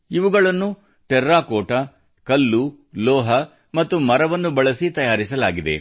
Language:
Kannada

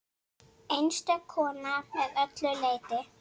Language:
Icelandic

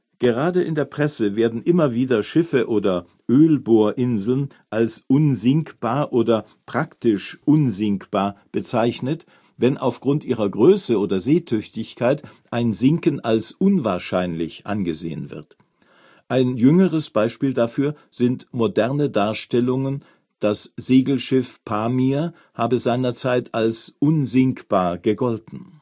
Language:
German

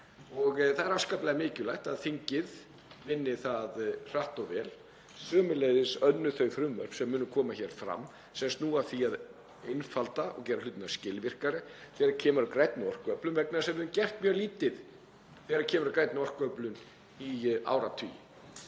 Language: Icelandic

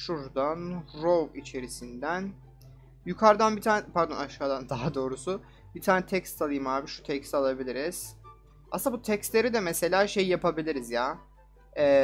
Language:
Turkish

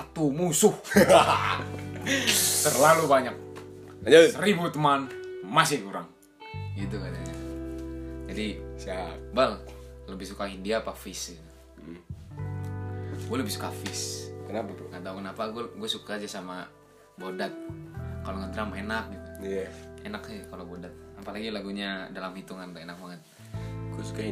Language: Indonesian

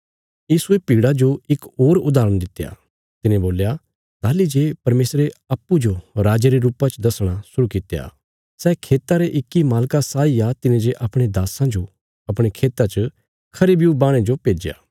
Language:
Bilaspuri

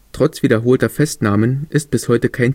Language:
German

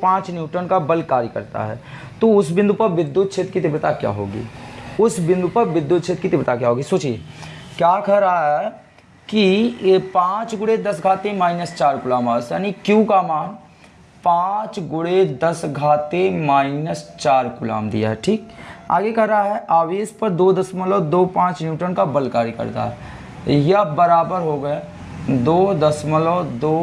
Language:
Hindi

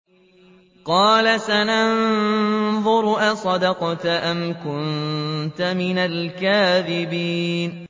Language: Arabic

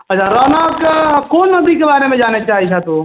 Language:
Maithili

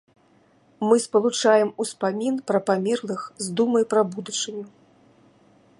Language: Belarusian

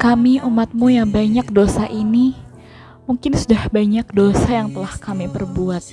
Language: Indonesian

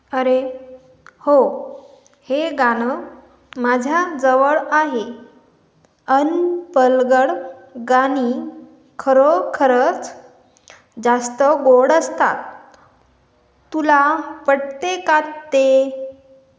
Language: Marathi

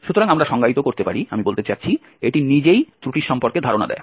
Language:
Bangla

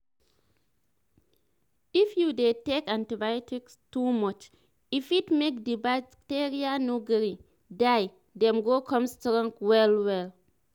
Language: Nigerian Pidgin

